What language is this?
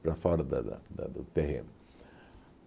Portuguese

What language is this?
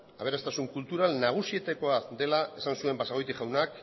Basque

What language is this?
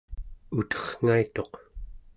Central Yupik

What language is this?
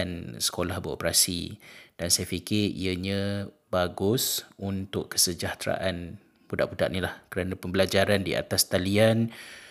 Malay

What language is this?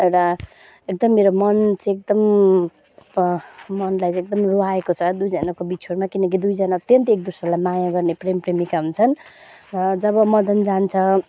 Nepali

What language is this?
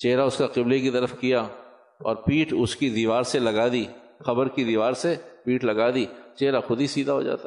Urdu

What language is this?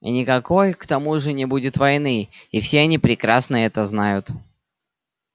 Russian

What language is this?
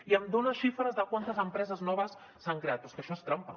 Catalan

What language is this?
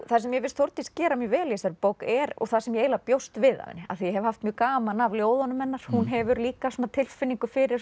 Icelandic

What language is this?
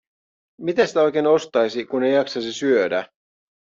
Finnish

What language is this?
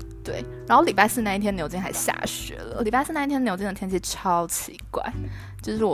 Chinese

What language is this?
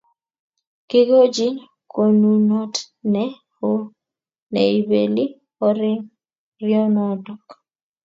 Kalenjin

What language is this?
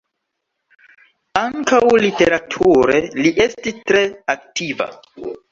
Esperanto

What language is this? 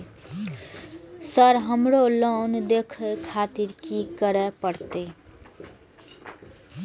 Maithili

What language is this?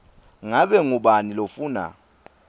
Swati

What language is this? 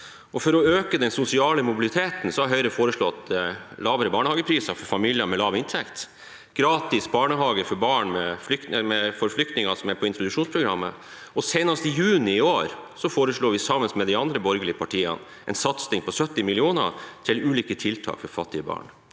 Norwegian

